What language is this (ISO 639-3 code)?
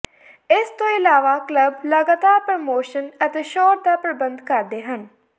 pan